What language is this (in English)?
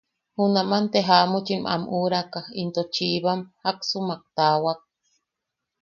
Yaqui